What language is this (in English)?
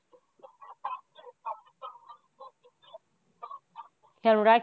Bangla